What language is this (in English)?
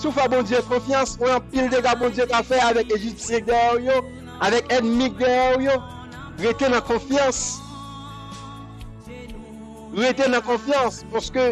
French